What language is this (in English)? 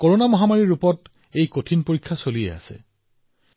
Assamese